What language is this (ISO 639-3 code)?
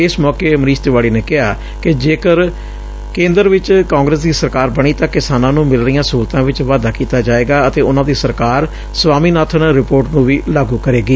pan